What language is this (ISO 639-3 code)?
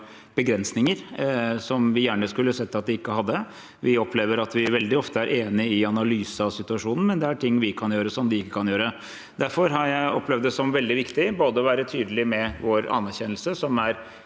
nor